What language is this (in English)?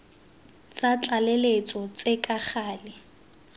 Tswana